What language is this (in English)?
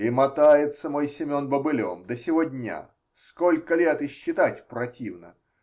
Russian